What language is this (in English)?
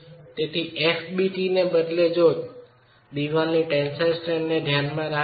Gujarati